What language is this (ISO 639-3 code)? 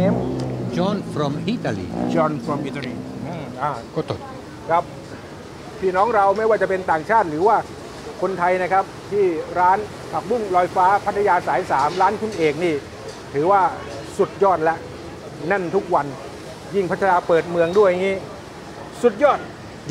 tha